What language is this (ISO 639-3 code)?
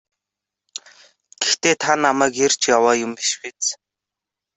mon